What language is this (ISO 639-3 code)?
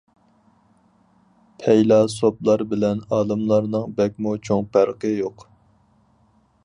uig